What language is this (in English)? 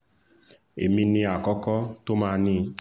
Yoruba